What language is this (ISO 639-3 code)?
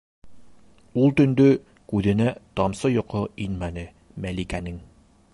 bak